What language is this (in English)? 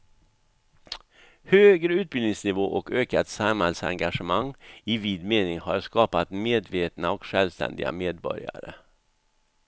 Swedish